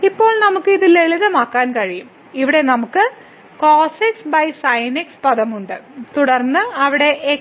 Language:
Malayalam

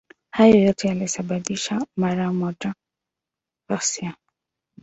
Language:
Swahili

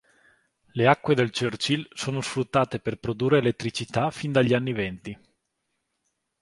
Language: Italian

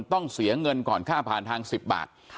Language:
Thai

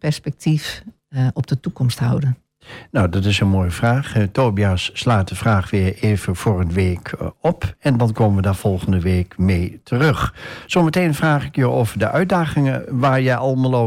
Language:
Dutch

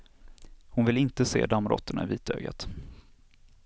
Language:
Swedish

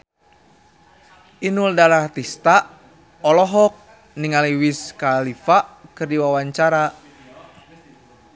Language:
Sundanese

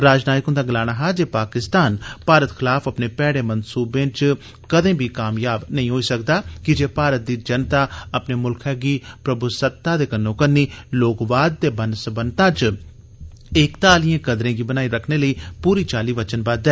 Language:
Dogri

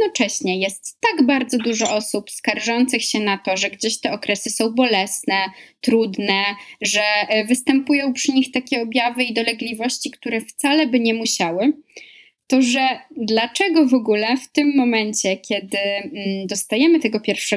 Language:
Polish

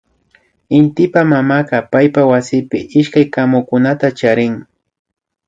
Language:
Imbabura Highland Quichua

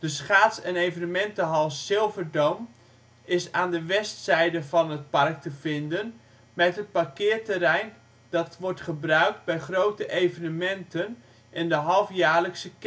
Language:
Dutch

